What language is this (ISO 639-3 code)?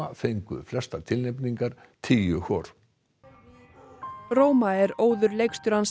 isl